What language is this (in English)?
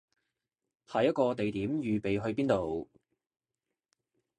Cantonese